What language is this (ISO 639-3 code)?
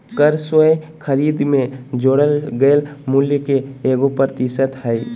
mag